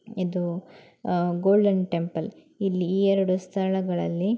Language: Kannada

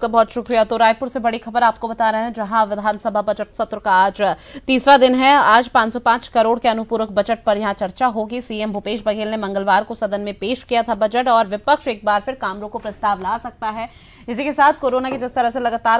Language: Hindi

